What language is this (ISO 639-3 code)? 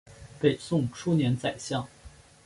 zho